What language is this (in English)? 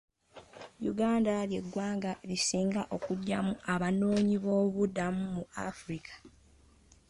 Ganda